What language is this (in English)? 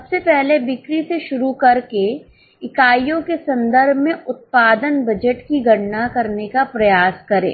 Hindi